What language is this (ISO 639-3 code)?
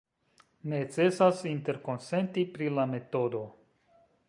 epo